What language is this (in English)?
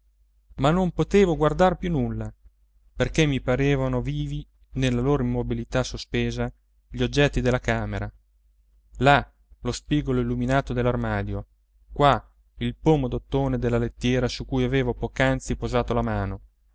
Italian